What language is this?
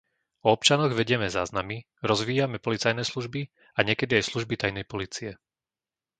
Slovak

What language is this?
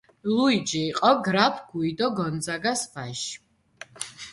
Georgian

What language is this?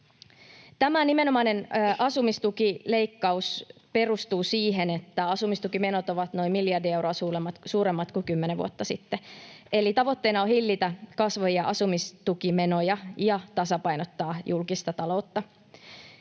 Finnish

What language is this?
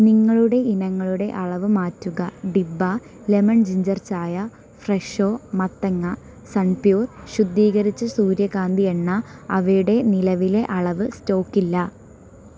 Malayalam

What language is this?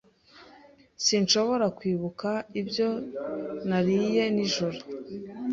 Kinyarwanda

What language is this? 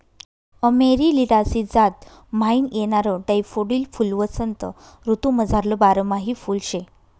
Marathi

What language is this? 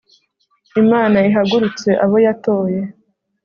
Kinyarwanda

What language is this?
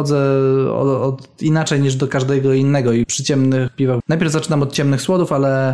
Polish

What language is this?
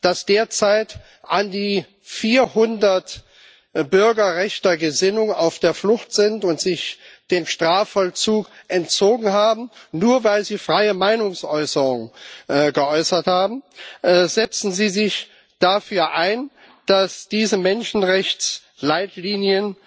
German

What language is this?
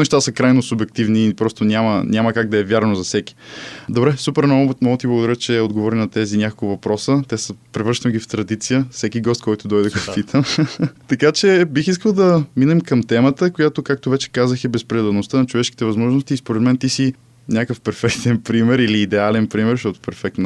Bulgarian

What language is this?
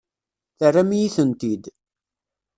Kabyle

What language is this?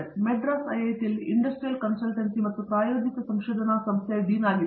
Kannada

